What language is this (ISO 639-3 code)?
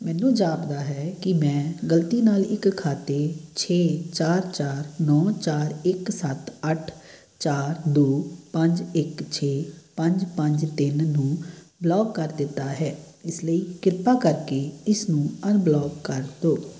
pan